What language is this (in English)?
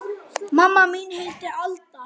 Icelandic